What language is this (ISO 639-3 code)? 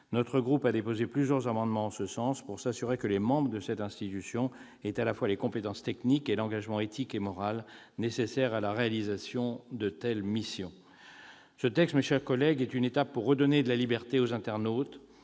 fra